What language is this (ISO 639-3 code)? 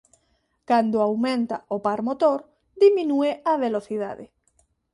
glg